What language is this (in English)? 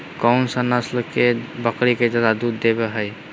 Magahi